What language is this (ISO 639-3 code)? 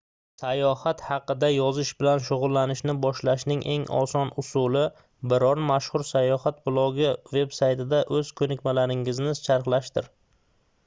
uzb